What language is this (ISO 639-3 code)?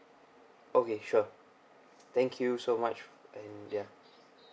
eng